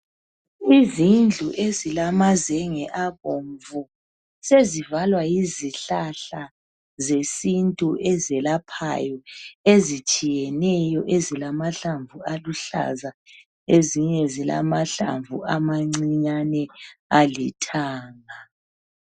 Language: North Ndebele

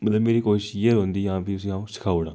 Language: Dogri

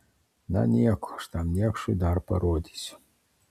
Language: Lithuanian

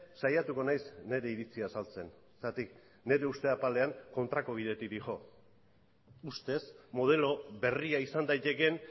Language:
Basque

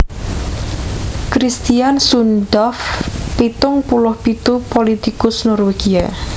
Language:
Javanese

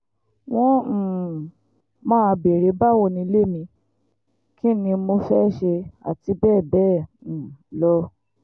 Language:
Yoruba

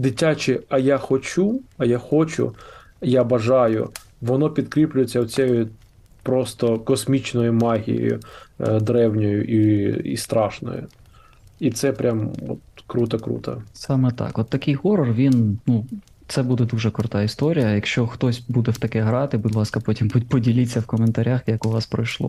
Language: Ukrainian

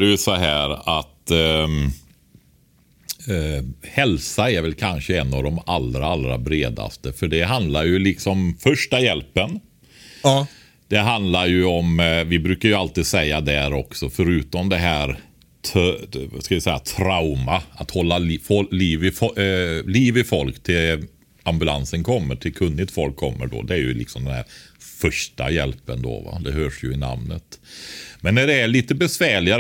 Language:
Swedish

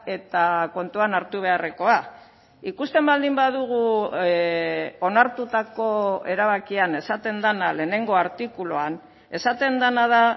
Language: Basque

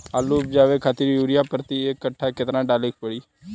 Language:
Bhojpuri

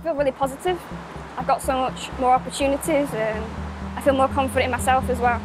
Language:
English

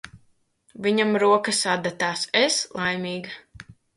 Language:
Latvian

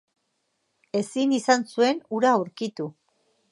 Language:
Basque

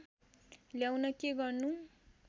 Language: Nepali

